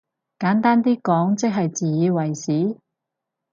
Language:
Cantonese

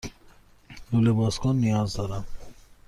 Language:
Persian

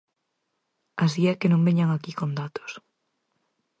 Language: Galician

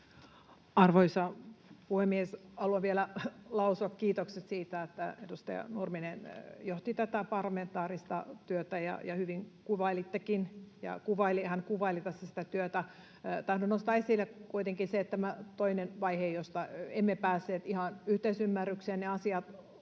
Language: Finnish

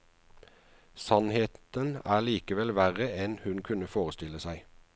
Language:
Norwegian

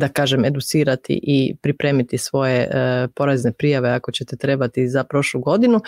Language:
Croatian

